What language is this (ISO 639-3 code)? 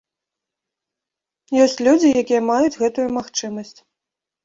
bel